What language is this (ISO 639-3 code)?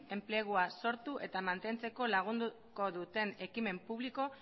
eus